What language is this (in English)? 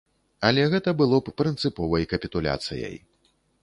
Belarusian